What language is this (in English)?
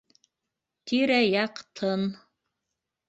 Bashkir